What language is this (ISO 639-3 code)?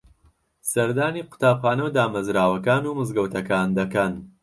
ckb